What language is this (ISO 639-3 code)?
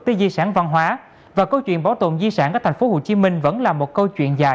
vie